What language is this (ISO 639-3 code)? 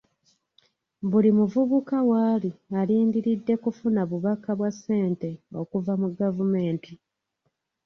lug